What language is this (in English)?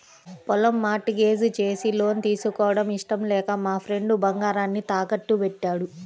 Telugu